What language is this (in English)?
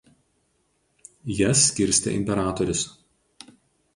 Lithuanian